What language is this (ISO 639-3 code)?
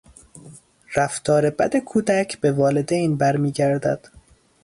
fas